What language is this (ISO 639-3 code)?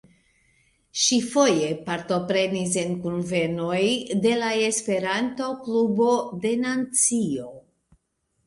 epo